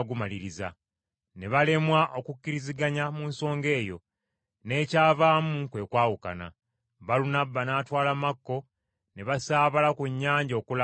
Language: Ganda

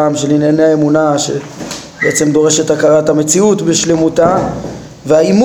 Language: Hebrew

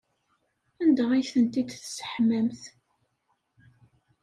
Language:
Kabyle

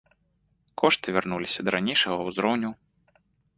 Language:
Belarusian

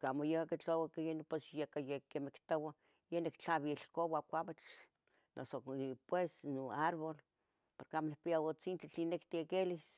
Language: Tetelcingo Nahuatl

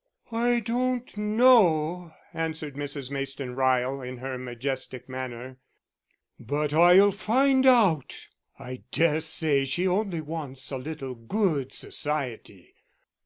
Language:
English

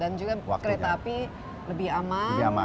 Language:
Indonesian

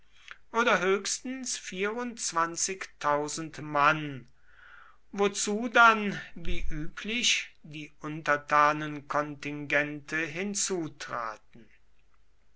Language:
German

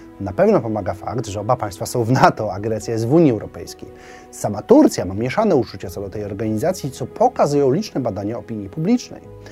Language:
Polish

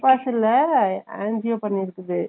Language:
Tamil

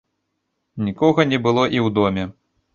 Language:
Belarusian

